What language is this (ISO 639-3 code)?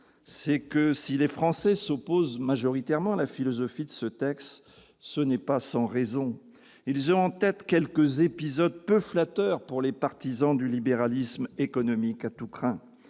fra